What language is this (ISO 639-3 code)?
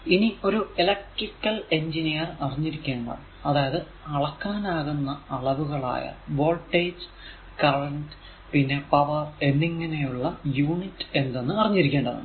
mal